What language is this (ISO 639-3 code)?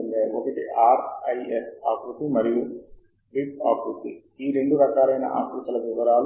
tel